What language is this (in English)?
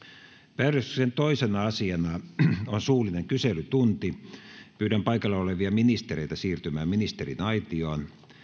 Finnish